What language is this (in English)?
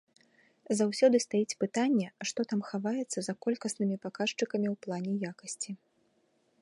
Belarusian